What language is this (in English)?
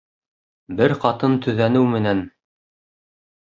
Bashkir